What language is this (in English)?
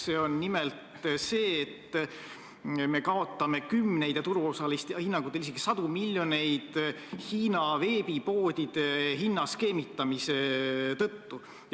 Estonian